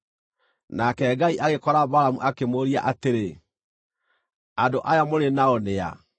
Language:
Kikuyu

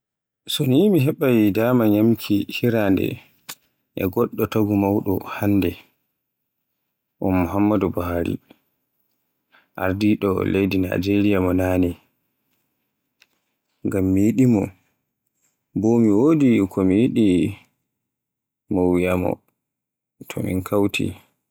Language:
Borgu Fulfulde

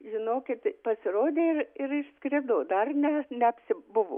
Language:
Lithuanian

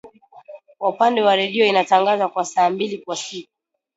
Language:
Swahili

